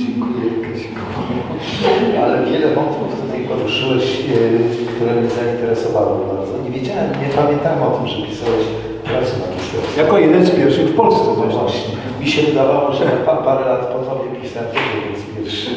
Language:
Polish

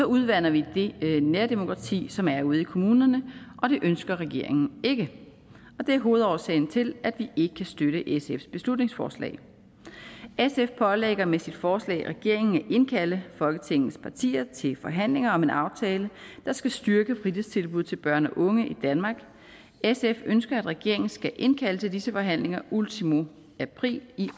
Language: Danish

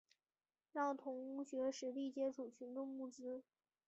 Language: Chinese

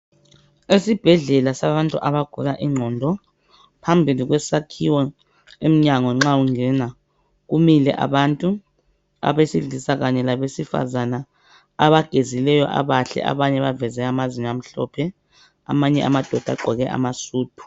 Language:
North Ndebele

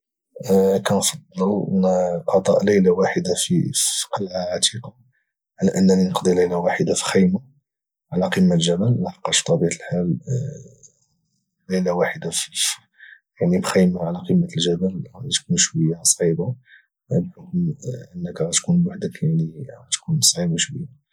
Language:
Moroccan Arabic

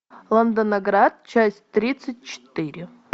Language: Russian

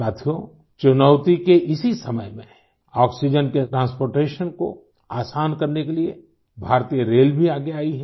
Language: Hindi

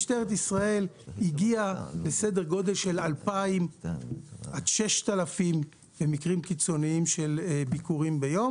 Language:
Hebrew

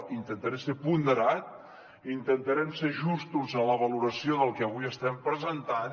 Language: Catalan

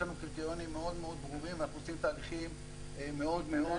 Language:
Hebrew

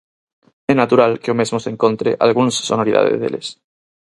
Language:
Galician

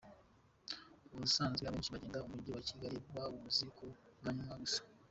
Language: Kinyarwanda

